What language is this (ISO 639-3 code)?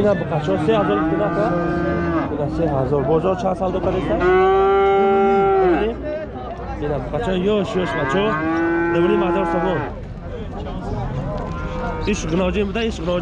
tur